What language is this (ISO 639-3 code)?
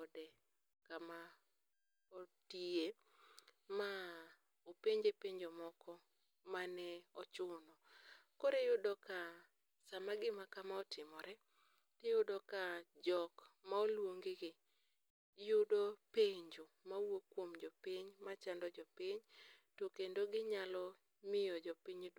luo